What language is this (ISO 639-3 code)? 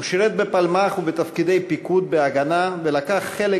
heb